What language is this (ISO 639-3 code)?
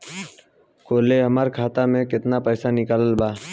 bho